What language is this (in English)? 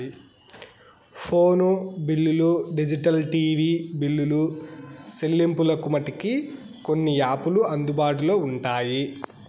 Telugu